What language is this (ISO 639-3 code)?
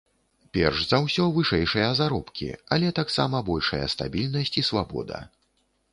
bel